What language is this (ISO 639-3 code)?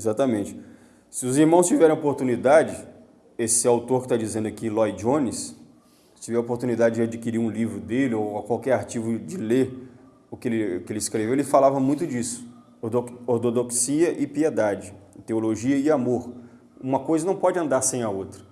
por